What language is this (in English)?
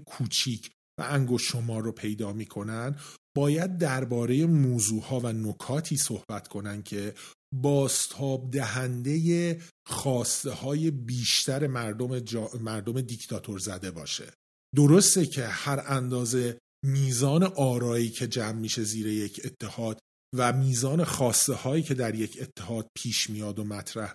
Persian